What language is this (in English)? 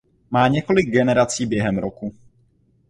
Czech